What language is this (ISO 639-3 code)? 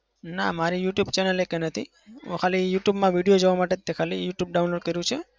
guj